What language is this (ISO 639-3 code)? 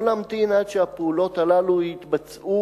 heb